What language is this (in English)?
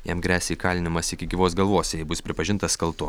Lithuanian